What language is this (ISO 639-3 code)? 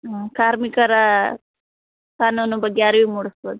kan